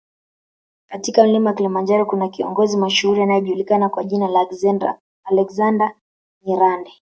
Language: Swahili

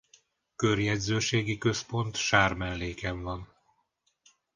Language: Hungarian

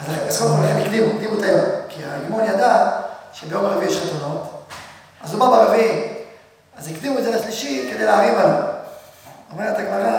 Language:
Hebrew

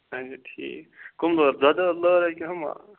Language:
Kashmiri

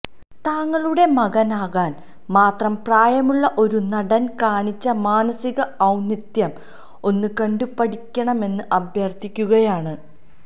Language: Malayalam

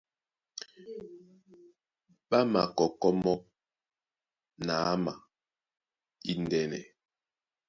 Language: Duala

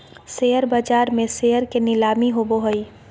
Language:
Magahi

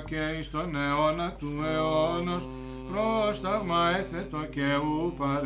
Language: Greek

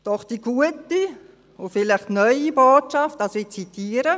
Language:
Swiss German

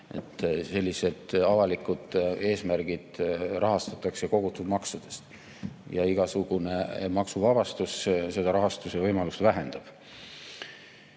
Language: Estonian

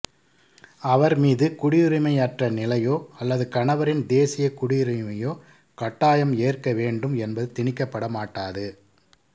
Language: Tamil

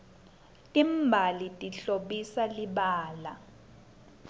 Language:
Swati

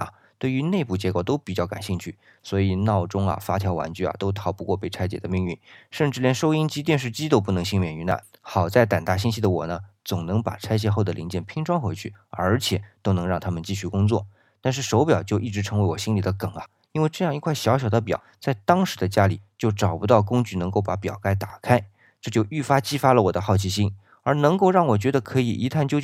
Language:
Chinese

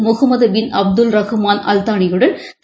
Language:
Tamil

